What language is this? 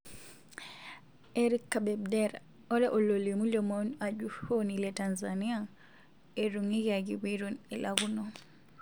Masai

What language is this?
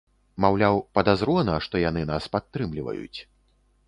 Belarusian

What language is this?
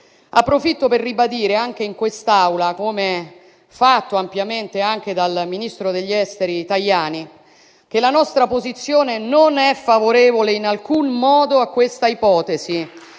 Italian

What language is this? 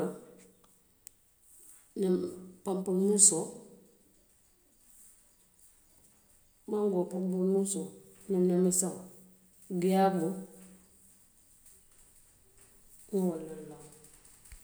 Western Maninkakan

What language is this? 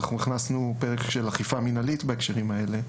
Hebrew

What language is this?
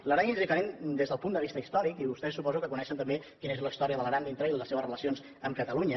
Catalan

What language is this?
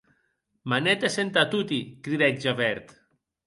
Occitan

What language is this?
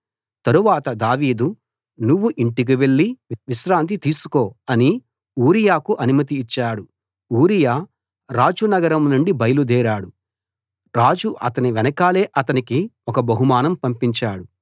Telugu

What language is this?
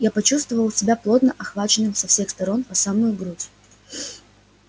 Russian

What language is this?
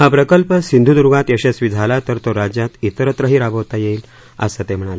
Marathi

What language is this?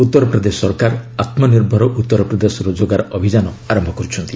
Odia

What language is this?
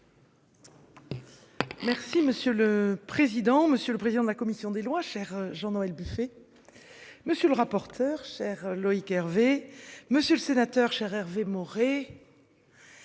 French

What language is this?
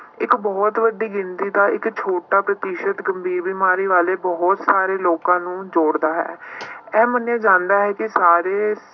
Punjabi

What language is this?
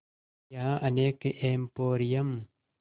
Hindi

